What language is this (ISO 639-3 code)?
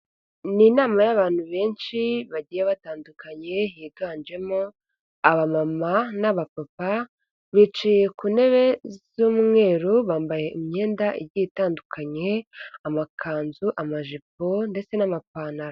kin